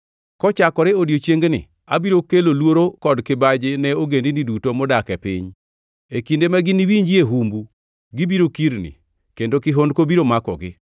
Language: Luo (Kenya and Tanzania)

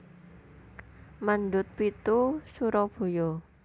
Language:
Javanese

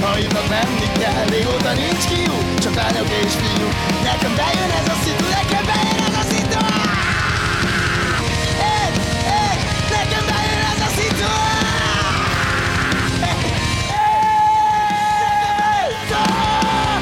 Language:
Hungarian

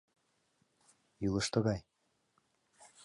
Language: Mari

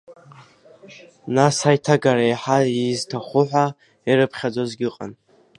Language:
Abkhazian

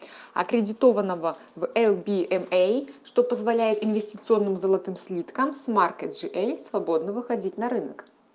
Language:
Russian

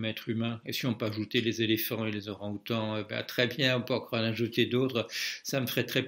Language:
French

